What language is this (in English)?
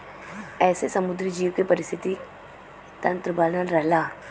Bhojpuri